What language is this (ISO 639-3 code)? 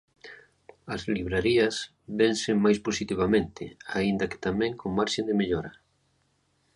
glg